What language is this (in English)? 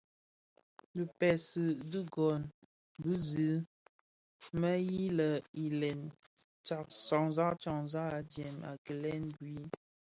Bafia